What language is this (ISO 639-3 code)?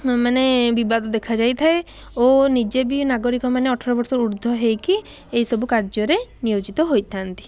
ori